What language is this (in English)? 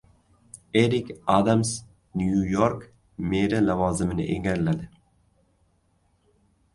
Uzbek